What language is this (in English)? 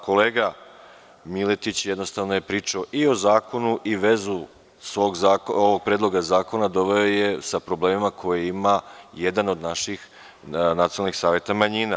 Serbian